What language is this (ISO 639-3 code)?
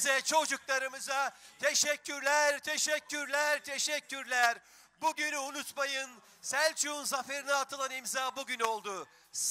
tur